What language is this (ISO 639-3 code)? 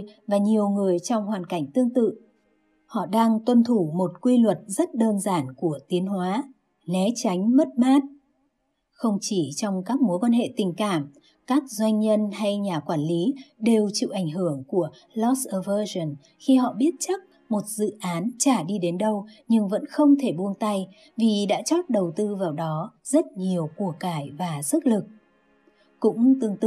vie